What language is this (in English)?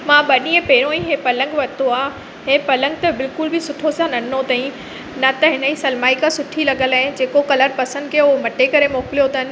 Sindhi